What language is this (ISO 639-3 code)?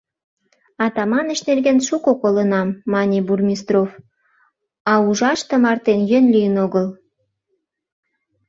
chm